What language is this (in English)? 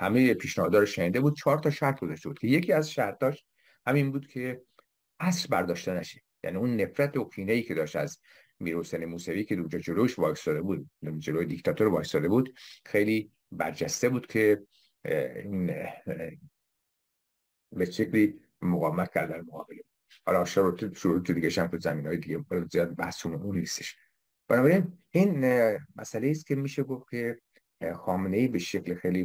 Persian